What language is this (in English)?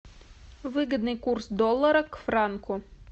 Russian